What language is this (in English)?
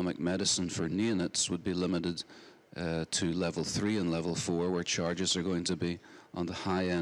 English